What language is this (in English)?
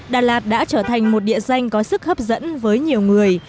Vietnamese